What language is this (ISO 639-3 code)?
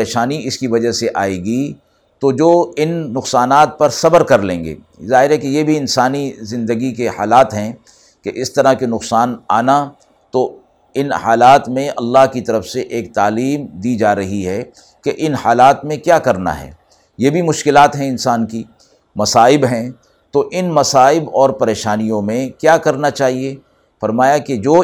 urd